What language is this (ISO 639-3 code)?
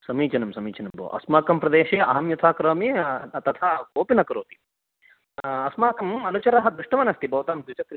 san